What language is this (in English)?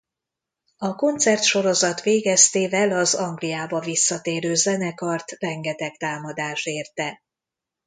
Hungarian